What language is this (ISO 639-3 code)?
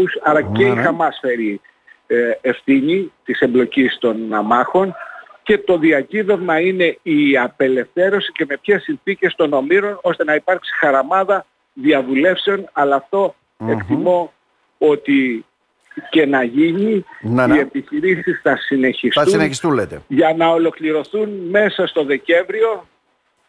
ell